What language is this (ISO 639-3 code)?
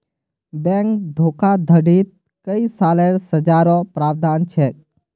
mag